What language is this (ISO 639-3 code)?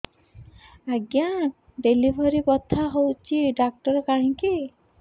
ori